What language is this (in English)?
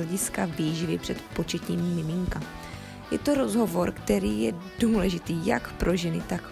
Czech